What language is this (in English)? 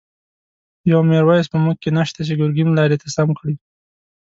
Pashto